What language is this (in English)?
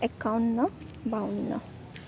Assamese